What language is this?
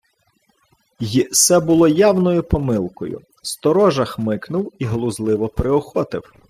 Ukrainian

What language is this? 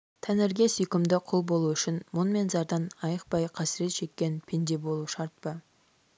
Kazakh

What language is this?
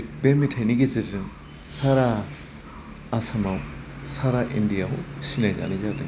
Bodo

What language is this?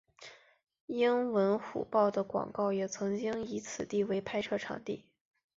Chinese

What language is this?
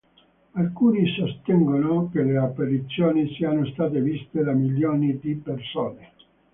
Italian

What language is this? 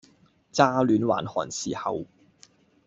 Cantonese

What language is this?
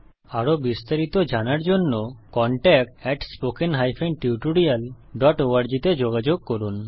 Bangla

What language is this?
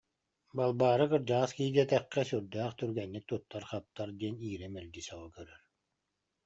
Yakut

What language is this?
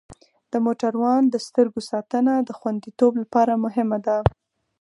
Pashto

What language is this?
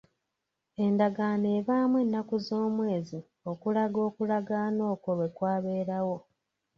Ganda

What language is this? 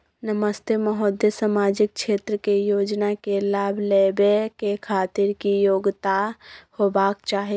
Maithili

